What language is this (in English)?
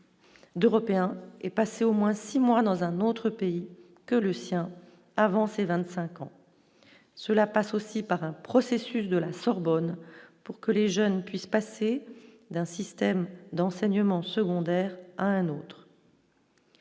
French